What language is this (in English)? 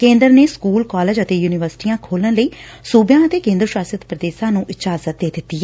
Punjabi